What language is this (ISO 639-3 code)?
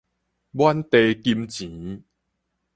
nan